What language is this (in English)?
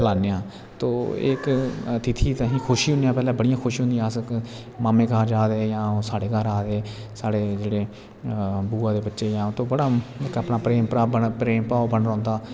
Dogri